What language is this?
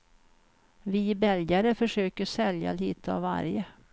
Swedish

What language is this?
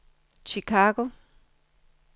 Danish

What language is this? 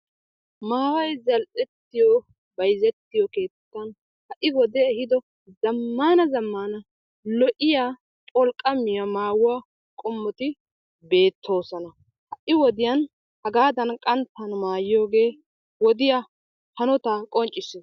Wolaytta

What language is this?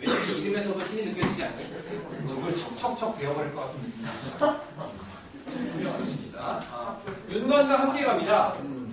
Korean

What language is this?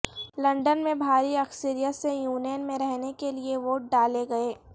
Urdu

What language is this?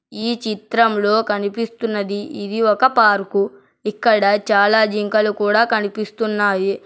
Telugu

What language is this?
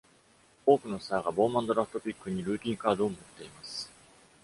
Japanese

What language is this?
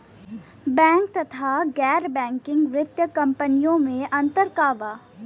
Bhojpuri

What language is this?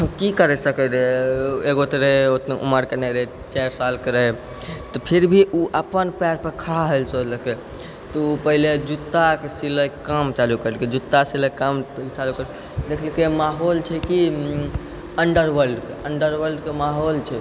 Maithili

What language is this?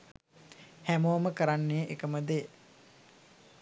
Sinhala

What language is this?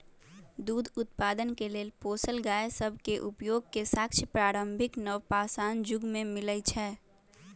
Magahi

